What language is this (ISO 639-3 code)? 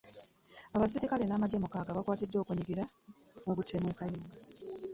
lug